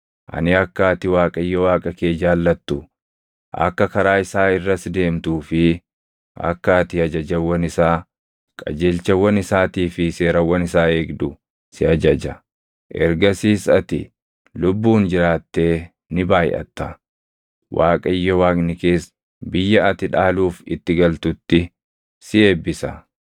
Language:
Oromo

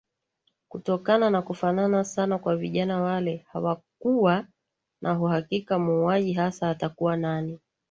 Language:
Swahili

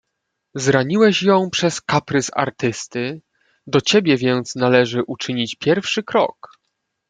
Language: Polish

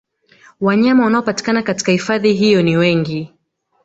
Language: Swahili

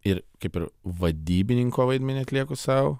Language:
Lithuanian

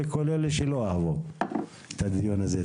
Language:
Hebrew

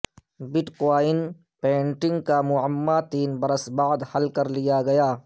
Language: Urdu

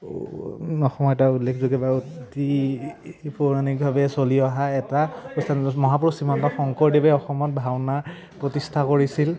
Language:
Assamese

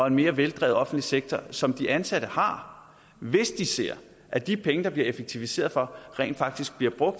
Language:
Danish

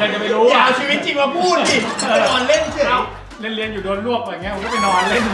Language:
Thai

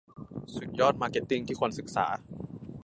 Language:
Thai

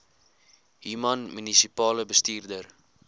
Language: Afrikaans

